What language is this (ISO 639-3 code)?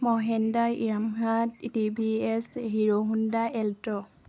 asm